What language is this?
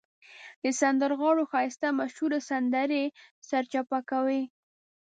Pashto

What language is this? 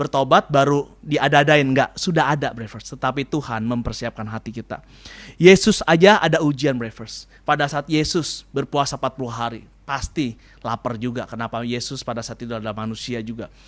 Indonesian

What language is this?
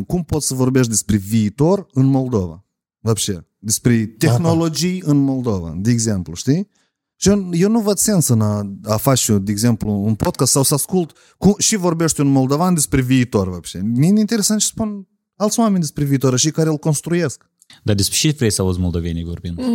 Romanian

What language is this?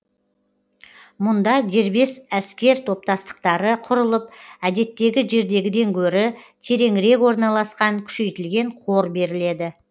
Kazakh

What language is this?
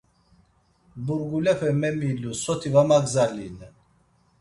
Laz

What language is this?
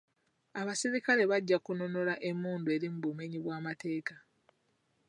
Ganda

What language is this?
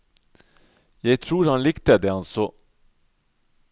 Norwegian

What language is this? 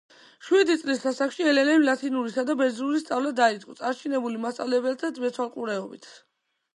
Georgian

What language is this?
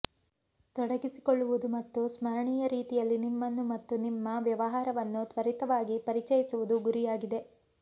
Kannada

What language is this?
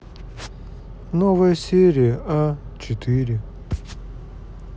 Russian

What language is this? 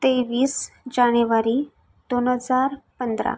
Marathi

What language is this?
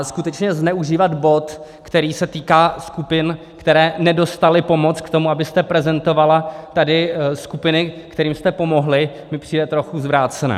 Czech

